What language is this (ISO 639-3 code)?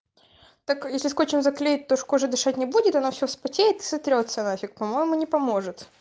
rus